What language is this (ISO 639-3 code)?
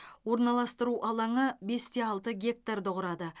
kaz